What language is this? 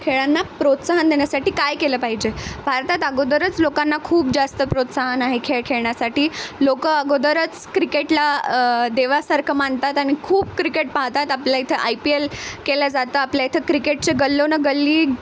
Marathi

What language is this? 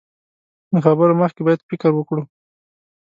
Pashto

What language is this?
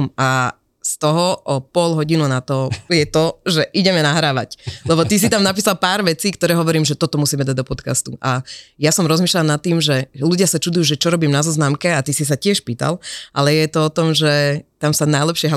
Slovak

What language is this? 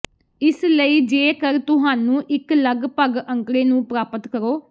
Punjabi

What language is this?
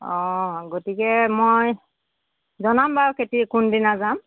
Assamese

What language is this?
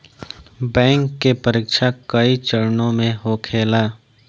Bhojpuri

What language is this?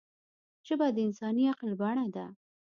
Pashto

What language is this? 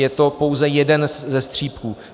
Czech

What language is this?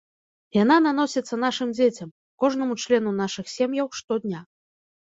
Belarusian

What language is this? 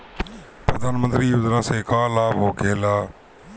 Bhojpuri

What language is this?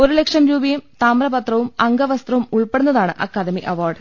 Malayalam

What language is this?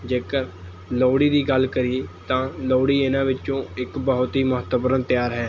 Punjabi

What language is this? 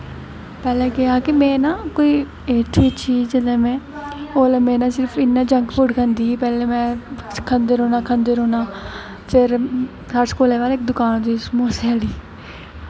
Dogri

